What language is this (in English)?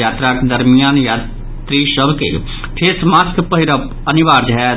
Maithili